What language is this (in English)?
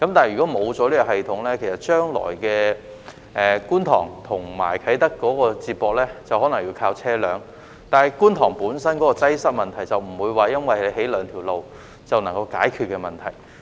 Cantonese